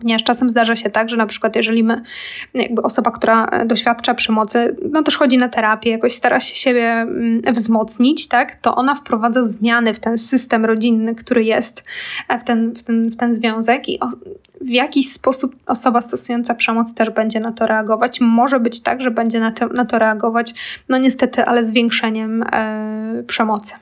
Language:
Polish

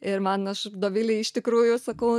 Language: Lithuanian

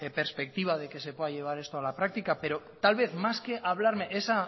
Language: Spanish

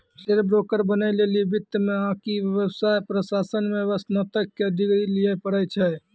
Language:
Maithili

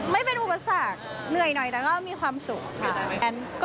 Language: Thai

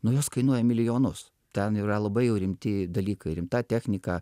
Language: Lithuanian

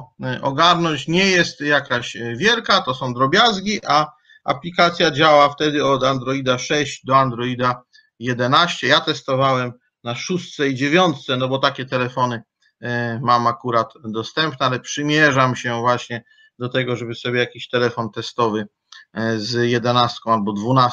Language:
Polish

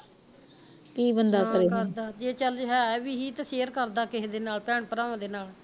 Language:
Punjabi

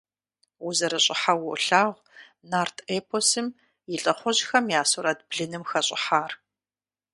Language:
Kabardian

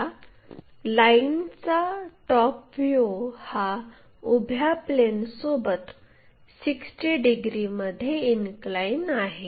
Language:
Marathi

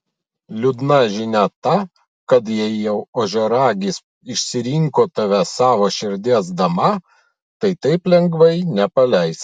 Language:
Lithuanian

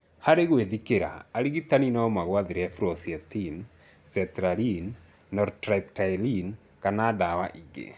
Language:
Kikuyu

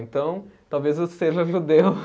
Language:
Portuguese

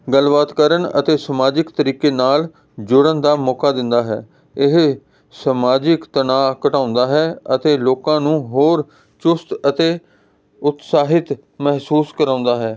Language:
Punjabi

